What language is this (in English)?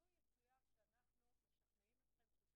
Hebrew